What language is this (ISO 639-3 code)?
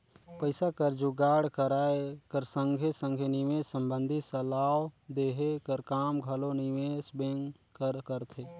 hne